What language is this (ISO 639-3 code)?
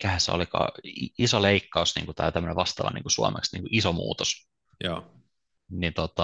fin